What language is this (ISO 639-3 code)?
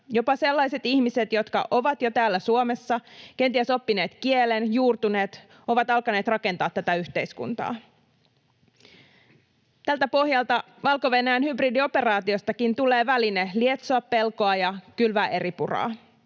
fin